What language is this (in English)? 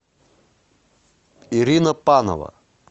Russian